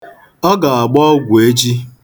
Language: Igbo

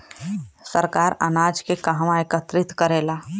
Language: Bhojpuri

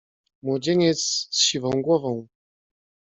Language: Polish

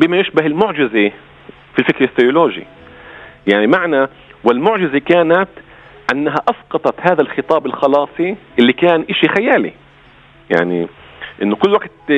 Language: Arabic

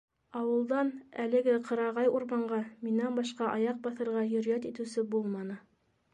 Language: Bashkir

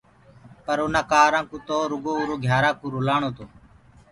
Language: Gurgula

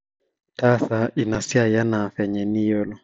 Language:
Masai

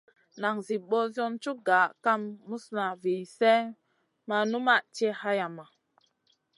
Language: Masana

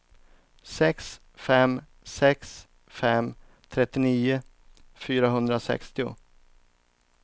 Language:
Swedish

